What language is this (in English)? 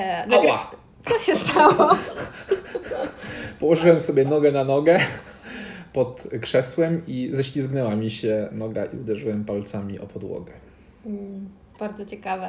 Polish